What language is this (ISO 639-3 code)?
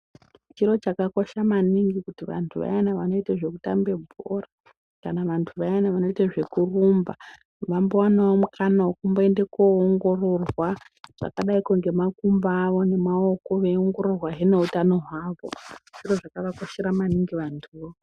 ndc